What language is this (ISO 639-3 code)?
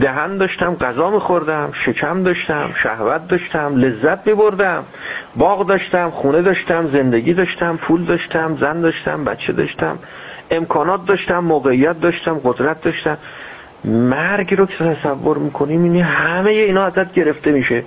fas